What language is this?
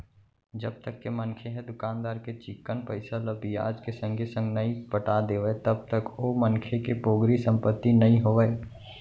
Chhattisgarhi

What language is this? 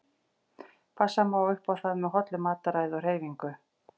Icelandic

